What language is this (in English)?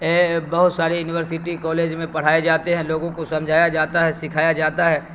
Urdu